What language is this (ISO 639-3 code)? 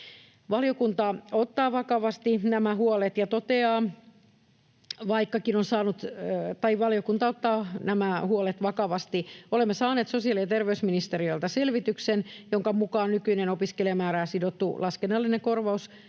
fin